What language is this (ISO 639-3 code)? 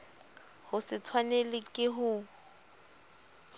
sot